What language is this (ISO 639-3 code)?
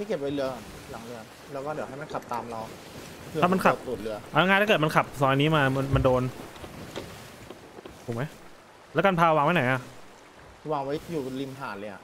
tha